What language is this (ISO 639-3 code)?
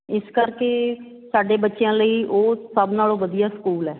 pan